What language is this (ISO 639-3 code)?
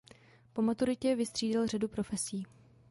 ces